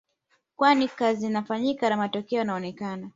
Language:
Swahili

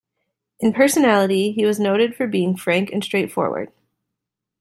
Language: English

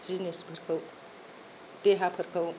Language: Bodo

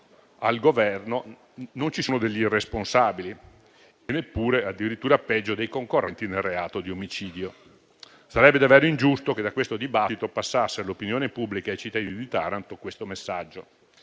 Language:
Italian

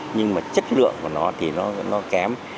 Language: Vietnamese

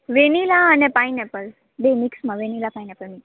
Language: Gujarati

